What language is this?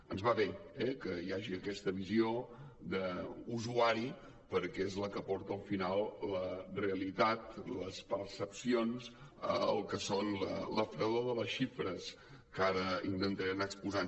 Catalan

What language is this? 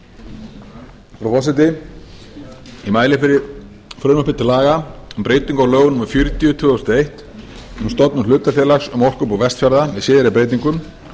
Icelandic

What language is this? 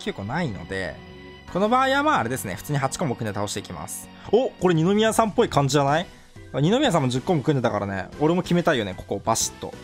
Japanese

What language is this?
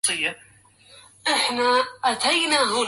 Arabic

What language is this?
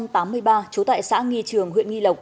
Vietnamese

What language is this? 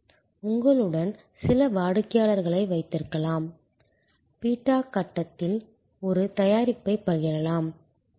Tamil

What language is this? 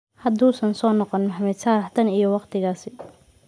Somali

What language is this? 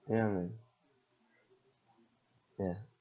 English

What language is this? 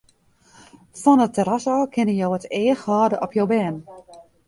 Western Frisian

